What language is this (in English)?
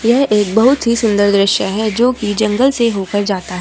Hindi